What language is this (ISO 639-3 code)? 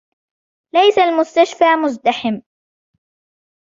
ara